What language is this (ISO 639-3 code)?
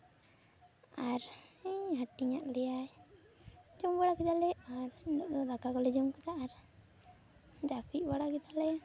sat